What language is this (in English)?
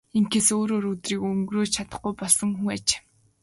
Mongolian